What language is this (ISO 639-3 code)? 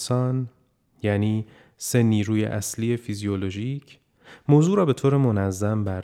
fas